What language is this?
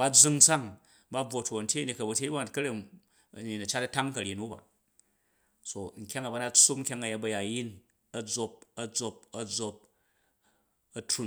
Jju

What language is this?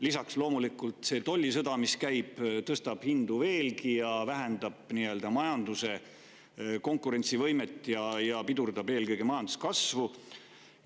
Estonian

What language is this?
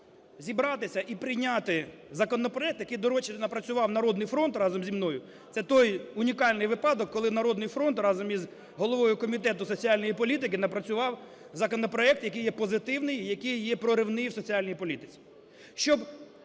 Ukrainian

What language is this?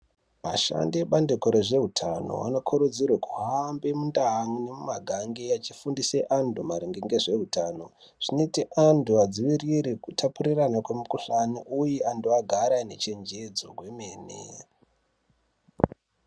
Ndau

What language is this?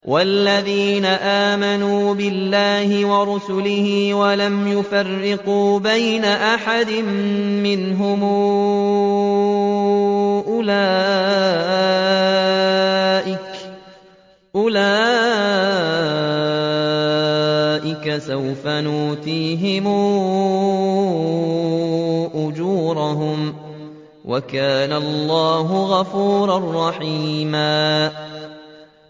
Arabic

